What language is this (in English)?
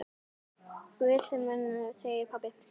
Icelandic